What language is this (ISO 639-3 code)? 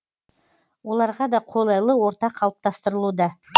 kaz